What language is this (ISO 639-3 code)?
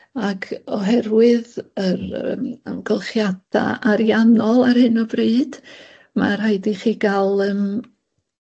cym